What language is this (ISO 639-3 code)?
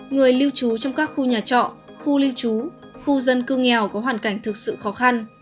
vie